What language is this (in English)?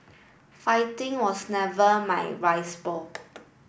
English